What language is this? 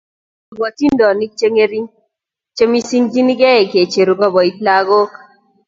Kalenjin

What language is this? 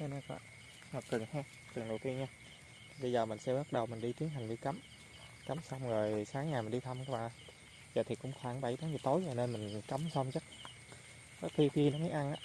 Vietnamese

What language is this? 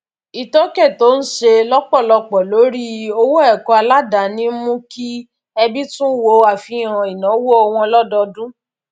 Yoruba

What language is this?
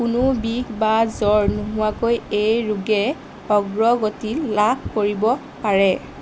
Assamese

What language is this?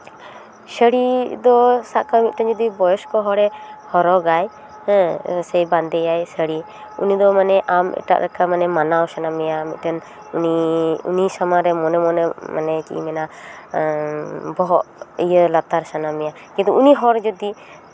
Santali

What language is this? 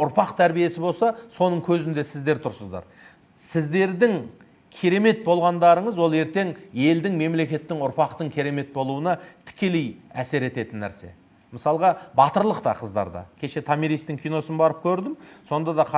Turkish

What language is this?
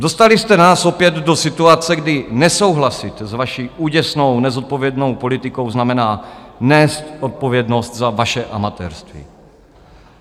Czech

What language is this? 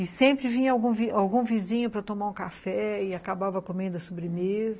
Portuguese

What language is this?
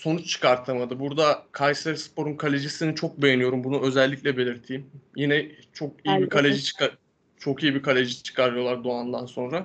Turkish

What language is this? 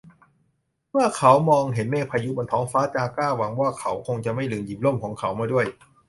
Thai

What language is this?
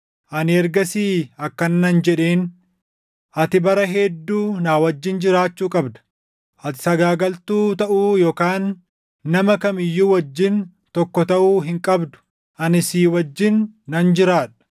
Oromo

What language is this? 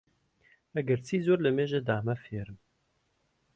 Central Kurdish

